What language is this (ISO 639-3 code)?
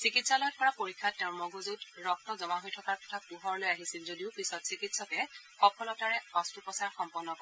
asm